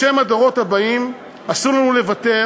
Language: Hebrew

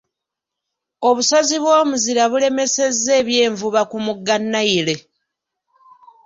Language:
Ganda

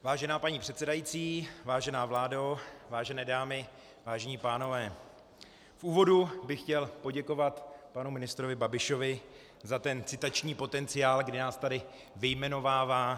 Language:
Czech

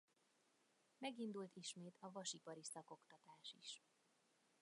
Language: Hungarian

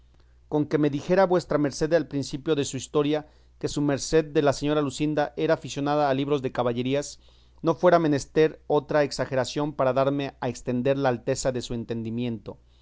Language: Spanish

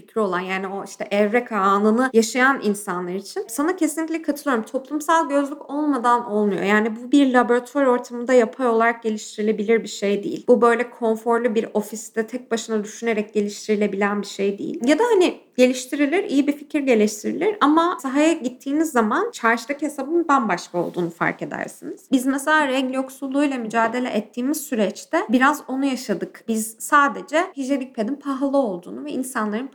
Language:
Turkish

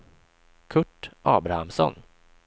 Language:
Swedish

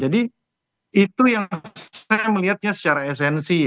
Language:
Indonesian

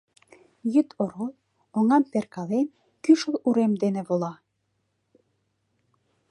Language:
Mari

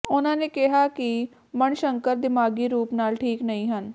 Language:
Punjabi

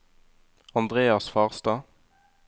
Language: Norwegian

